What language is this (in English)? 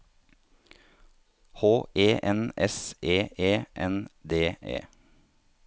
Norwegian